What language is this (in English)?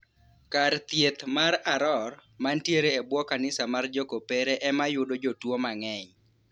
Luo (Kenya and Tanzania)